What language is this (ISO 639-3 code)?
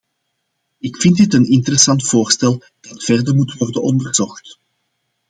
nld